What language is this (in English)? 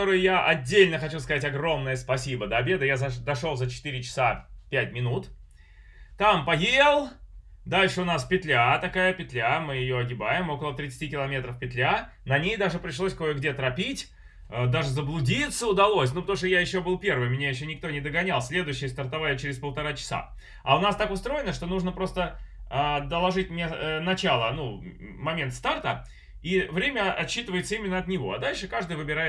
Russian